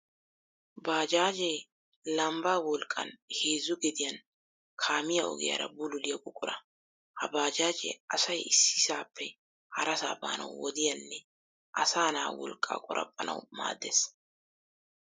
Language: Wolaytta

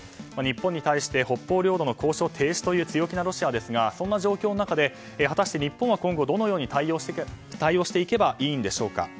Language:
Japanese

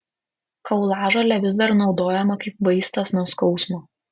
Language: Lithuanian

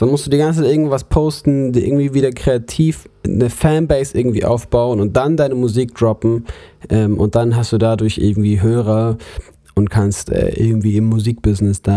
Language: German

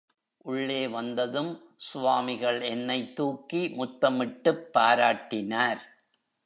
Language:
Tamil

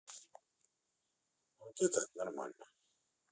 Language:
Russian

